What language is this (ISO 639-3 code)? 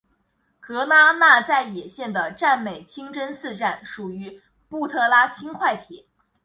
zho